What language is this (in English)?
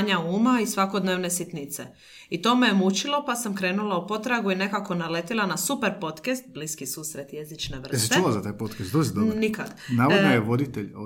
Croatian